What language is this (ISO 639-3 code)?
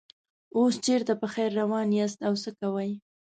pus